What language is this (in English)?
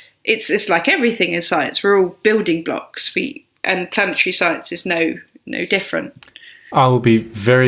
English